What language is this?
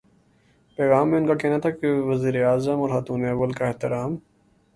Urdu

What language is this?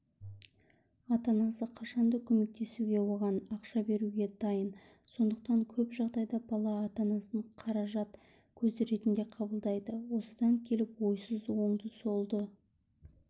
Kazakh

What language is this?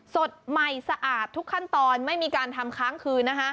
Thai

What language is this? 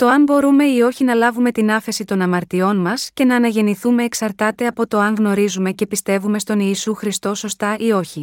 Greek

